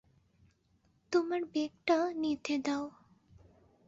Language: Bangla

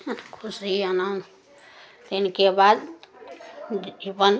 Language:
Maithili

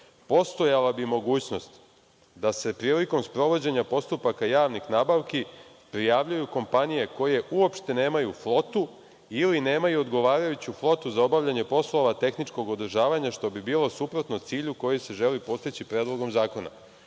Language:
Serbian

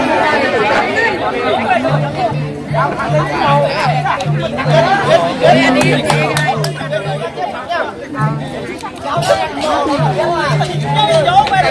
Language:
Vietnamese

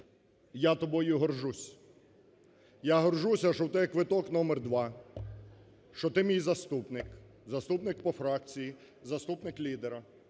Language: Ukrainian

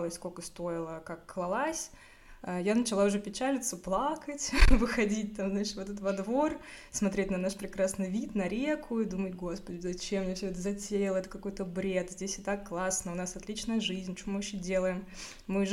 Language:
Russian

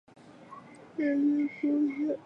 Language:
Chinese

